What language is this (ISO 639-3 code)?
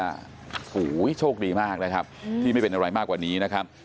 tha